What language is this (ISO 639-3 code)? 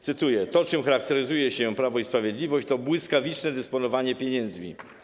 pol